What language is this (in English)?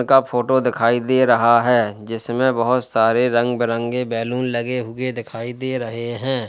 Hindi